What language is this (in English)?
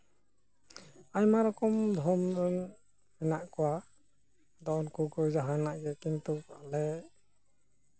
Santali